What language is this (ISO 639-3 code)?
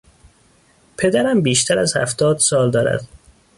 fas